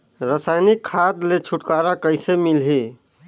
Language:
Chhattisgarhi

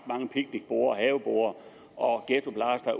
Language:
Danish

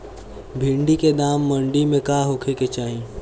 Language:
Bhojpuri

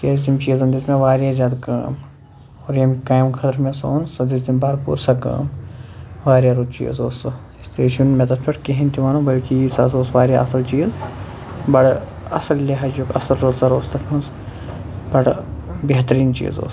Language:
Kashmiri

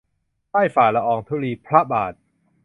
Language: Thai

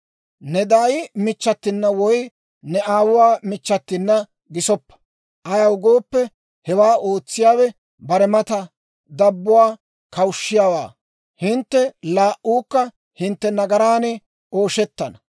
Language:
Dawro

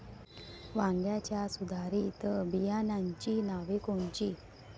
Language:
Marathi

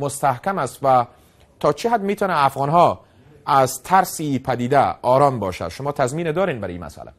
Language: Persian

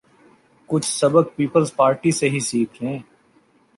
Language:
Urdu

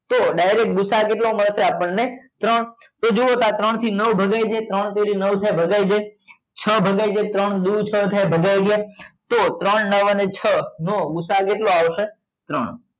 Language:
Gujarati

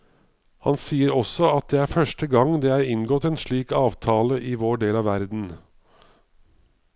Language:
Norwegian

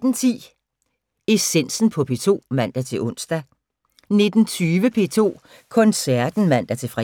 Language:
Danish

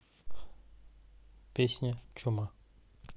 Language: Russian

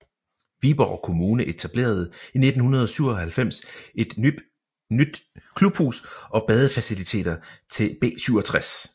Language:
Danish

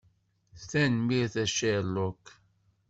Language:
Kabyle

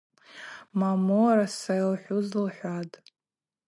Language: Abaza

